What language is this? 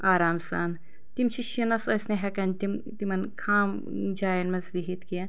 Kashmiri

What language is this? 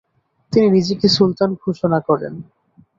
Bangla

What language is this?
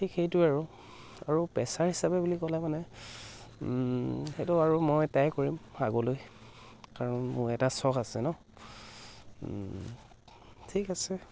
Assamese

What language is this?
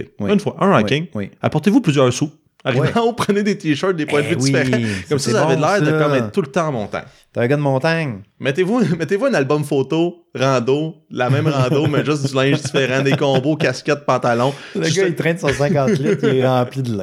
French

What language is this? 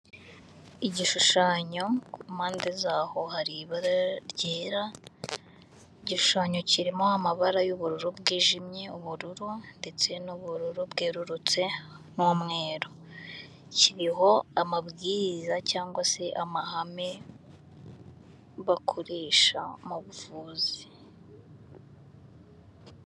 Kinyarwanda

